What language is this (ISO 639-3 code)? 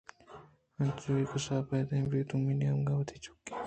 bgp